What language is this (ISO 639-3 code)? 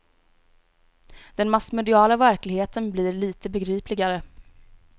swe